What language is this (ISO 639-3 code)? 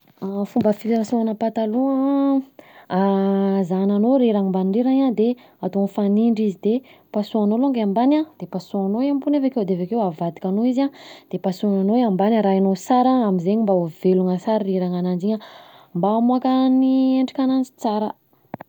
bzc